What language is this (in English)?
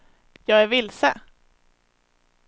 Swedish